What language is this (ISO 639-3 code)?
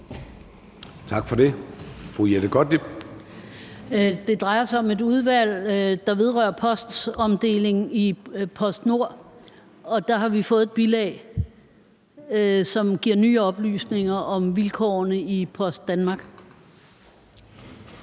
dan